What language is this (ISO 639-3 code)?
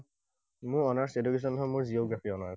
asm